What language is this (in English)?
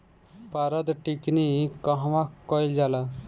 Bhojpuri